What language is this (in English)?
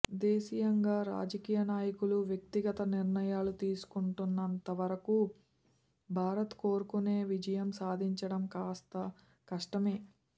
Telugu